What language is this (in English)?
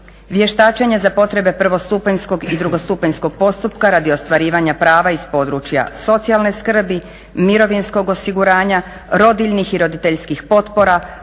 Croatian